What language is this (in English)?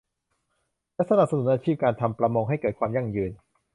Thai